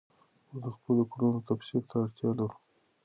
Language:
Pashto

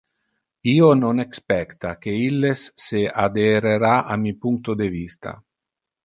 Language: Interlingua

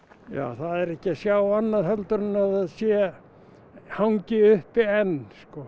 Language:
Icelandic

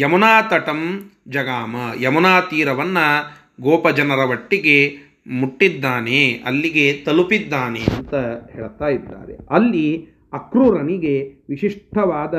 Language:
Kannada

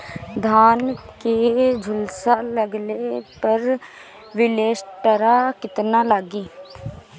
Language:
Bhojpuri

